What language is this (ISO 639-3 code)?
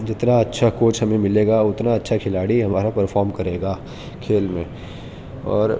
urd